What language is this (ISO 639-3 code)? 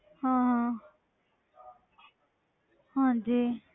pan